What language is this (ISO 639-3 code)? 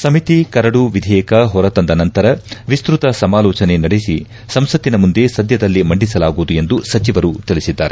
kan